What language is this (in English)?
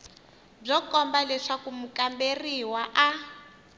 Tsonga